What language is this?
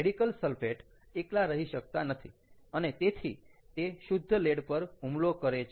Gujarati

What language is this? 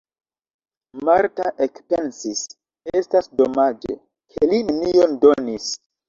Esperanto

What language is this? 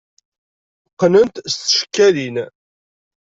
Kabyle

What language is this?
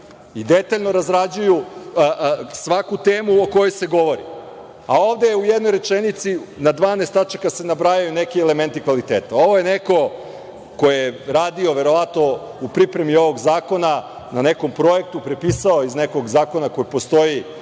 Serbian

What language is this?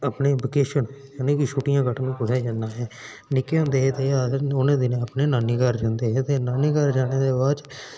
Dogri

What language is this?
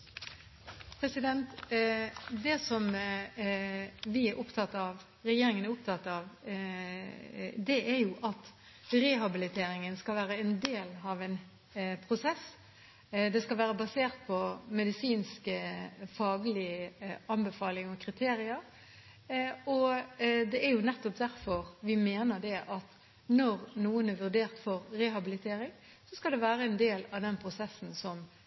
Norwegian Bokmål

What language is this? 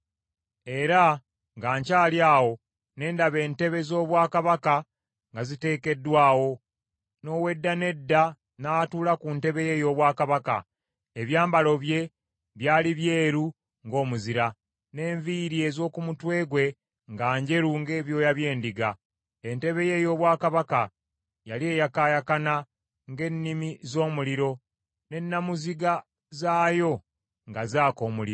Ganda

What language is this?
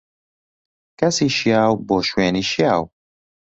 Central Kurdish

